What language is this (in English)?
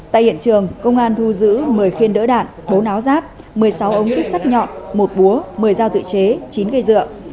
Vietnamese